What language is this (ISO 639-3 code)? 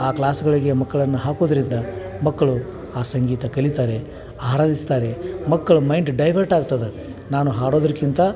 kan